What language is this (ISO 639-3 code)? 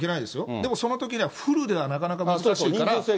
jpn